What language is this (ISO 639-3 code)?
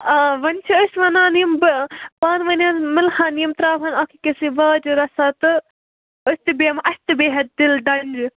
kas